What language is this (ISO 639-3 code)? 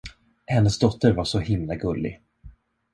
swe